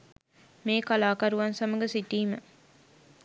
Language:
Sinhala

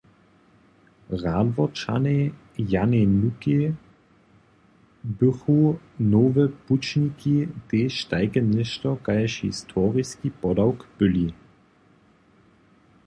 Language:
Upper Sorbian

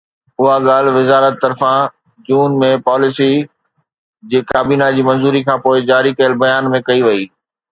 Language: Sindhi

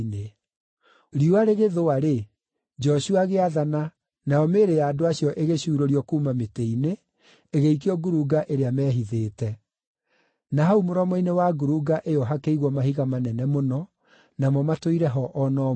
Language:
Kikuyu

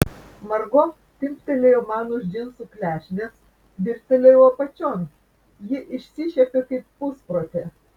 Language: Lithuanian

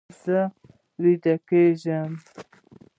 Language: Pashto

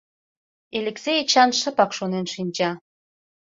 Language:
Mari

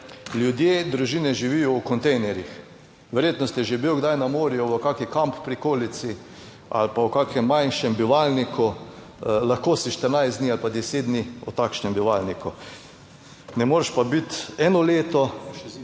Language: Slovenian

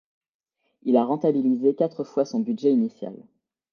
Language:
French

